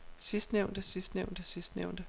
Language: Danish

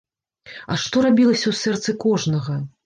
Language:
Belarusian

